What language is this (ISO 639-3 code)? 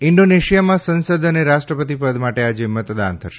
guj